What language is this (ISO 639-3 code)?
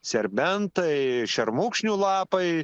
lit